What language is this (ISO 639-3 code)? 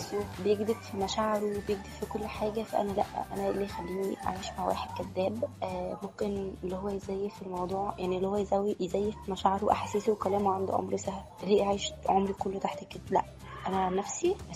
ara